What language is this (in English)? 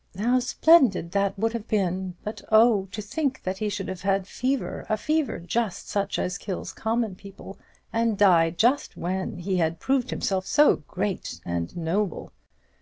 English